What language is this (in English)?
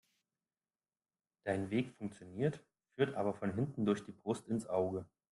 German